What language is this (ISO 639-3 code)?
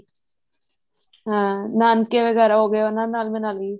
pan